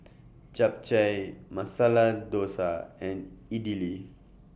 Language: English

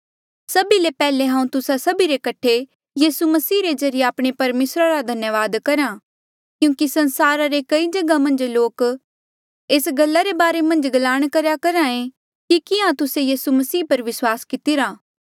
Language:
Mandeali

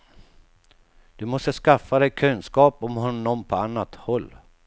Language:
Swedish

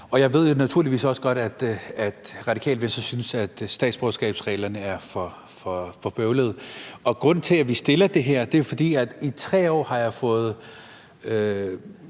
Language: Danish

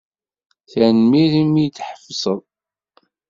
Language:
Kabyle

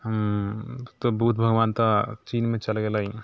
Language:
Maithili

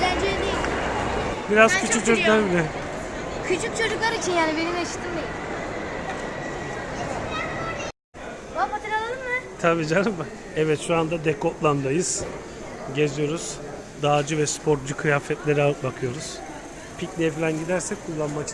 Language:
Turkish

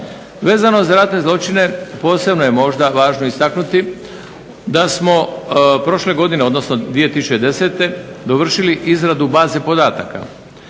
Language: Croatian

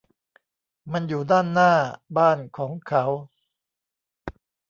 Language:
Thai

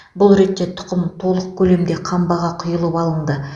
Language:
Kazakh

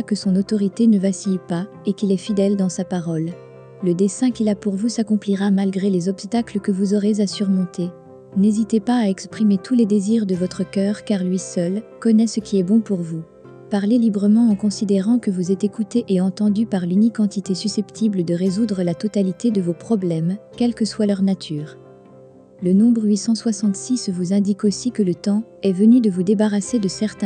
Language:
French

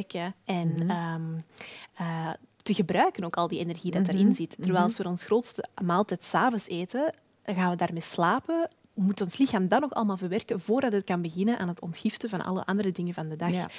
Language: Dutch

